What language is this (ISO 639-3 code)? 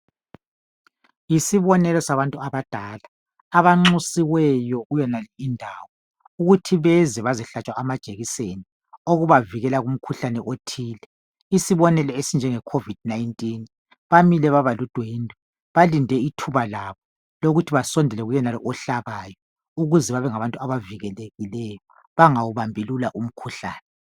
nde